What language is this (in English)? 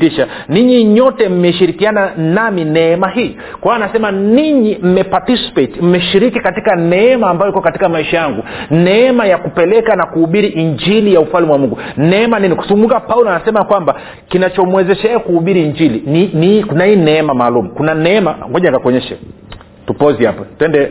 Swahili